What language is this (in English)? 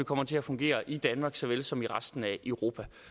Danish